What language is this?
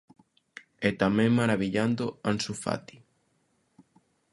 Galician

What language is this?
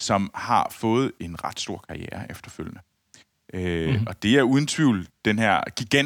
Danish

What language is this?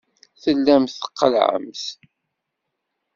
Kabyle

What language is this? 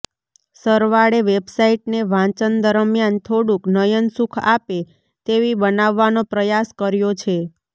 Gujarati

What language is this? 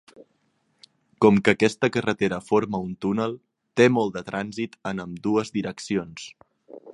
Catalan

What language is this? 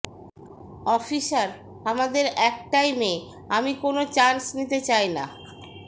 Bangla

